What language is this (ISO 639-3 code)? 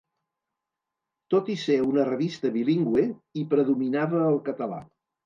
cat